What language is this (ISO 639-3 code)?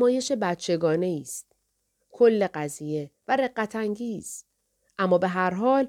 fas